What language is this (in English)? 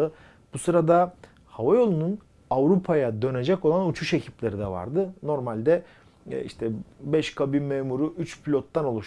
Turkish